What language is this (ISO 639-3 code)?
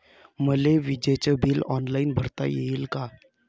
mar